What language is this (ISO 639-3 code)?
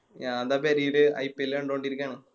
mal